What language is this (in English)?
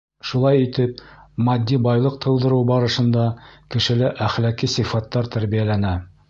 Bashkir